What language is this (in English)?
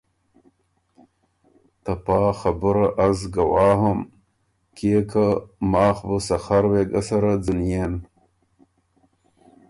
Ormuri